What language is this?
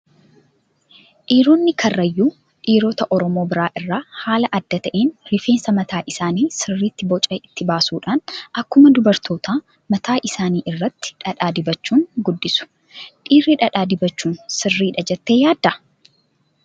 Oromo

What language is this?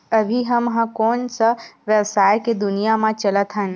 Chhattisgarhi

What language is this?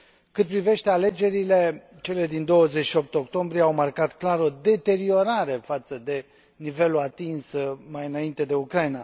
Romanian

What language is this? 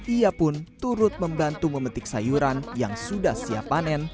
Indonesian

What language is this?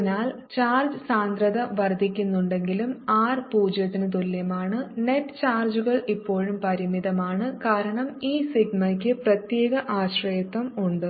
Malayalam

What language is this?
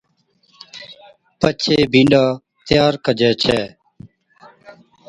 Od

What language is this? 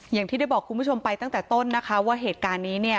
Thai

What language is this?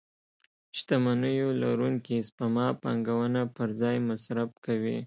Pashto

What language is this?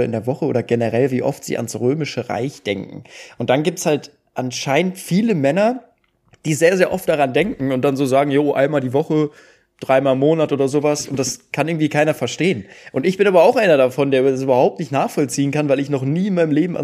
German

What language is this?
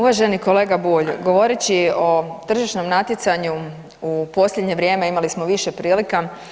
Croatian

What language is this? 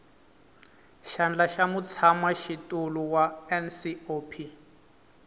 Tsonga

